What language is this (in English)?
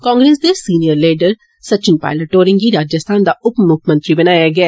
Dogri